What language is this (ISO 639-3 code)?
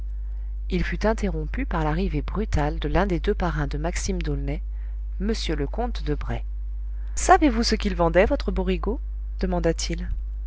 fra